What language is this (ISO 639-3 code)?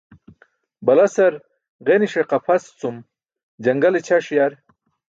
bsk